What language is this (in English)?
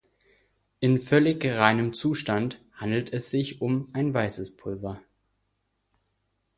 German